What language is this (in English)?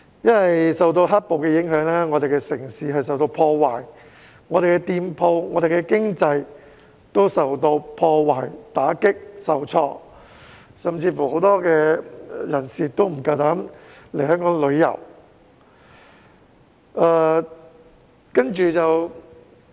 Cantonese